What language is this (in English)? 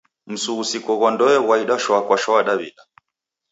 Taita